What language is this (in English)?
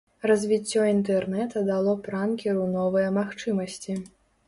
Belarusian